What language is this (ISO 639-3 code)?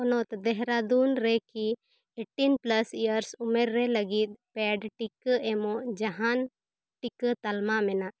sat